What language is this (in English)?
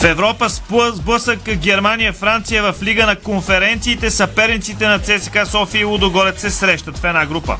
Bulgarian